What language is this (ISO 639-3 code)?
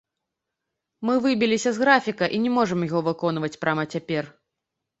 bel